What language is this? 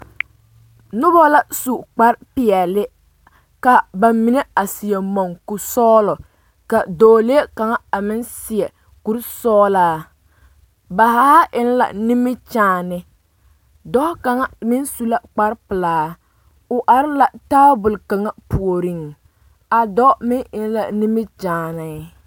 Southern Dagaare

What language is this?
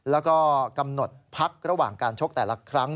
Thai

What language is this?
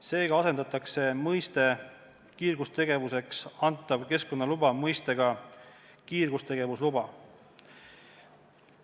Estonian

